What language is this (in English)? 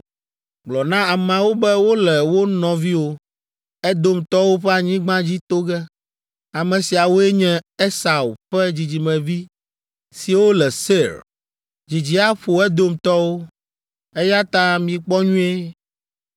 Ewe